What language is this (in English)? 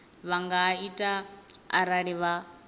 Venda